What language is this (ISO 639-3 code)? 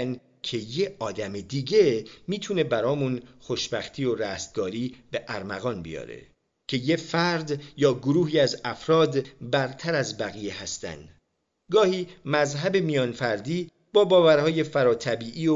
fas